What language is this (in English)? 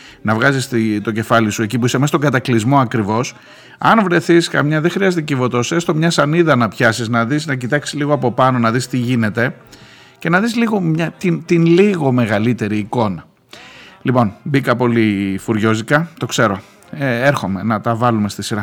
Greek